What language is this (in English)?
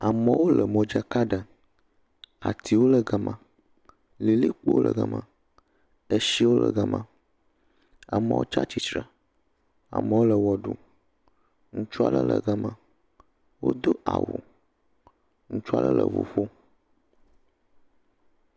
Ewe